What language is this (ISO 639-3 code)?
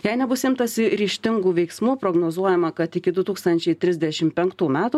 lit